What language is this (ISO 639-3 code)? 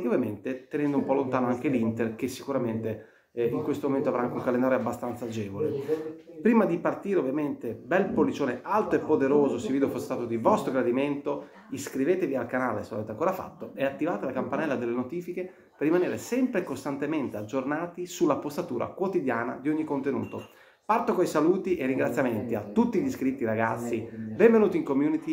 ita